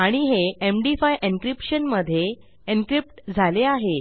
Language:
Marathi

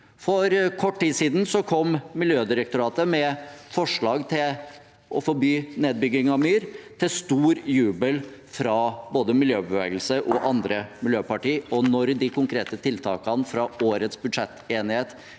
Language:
Norwegian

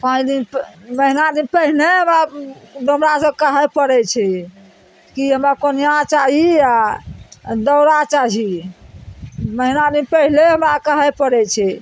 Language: Maithili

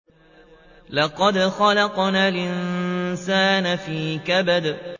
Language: Arabic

